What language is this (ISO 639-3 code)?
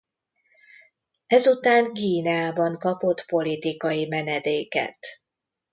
hun